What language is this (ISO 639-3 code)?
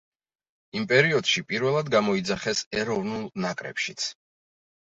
kat